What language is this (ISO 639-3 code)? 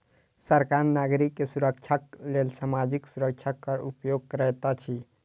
mai